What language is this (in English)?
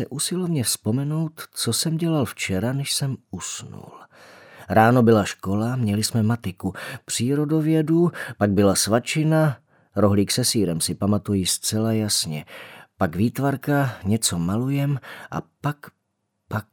Czech